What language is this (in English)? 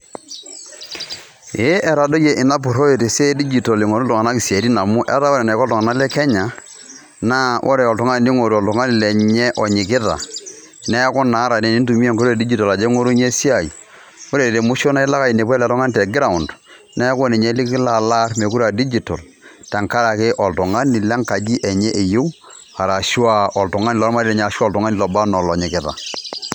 Masai